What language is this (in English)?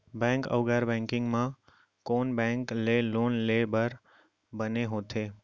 Chhattisgarhi